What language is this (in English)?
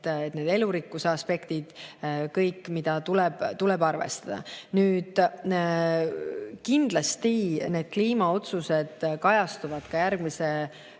Estonian